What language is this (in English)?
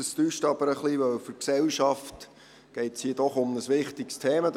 Swiss German